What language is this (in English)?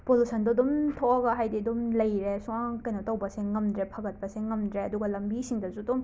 Manipuri